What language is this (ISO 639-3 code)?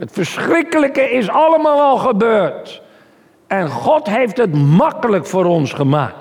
nld